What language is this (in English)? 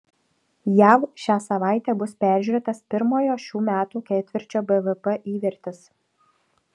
Lithuanian